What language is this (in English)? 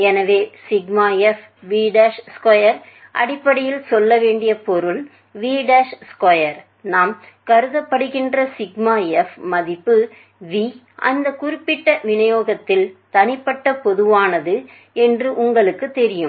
Tamil